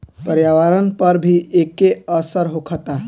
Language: Bhojpuri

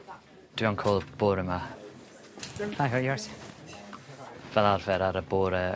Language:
Welsh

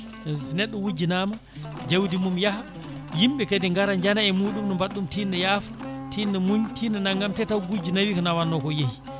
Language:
Fula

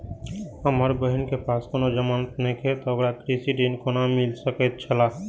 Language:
Maithili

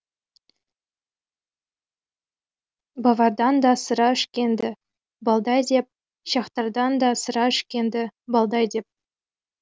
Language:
Kazakh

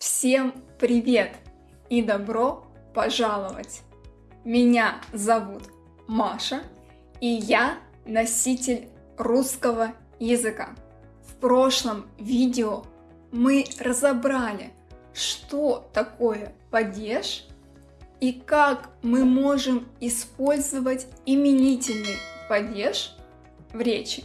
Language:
Russian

